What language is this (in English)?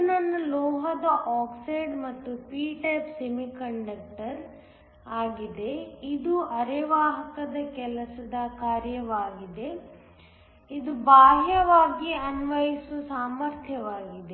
Kannada